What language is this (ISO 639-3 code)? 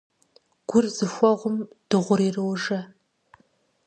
kbd